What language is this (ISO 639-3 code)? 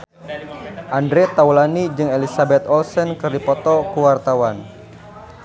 sun